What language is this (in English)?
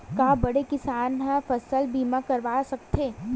Chhattisgarhi